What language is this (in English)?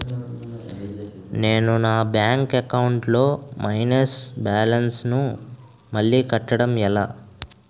Telugu